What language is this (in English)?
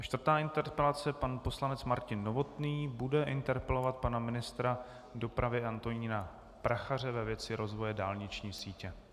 Czech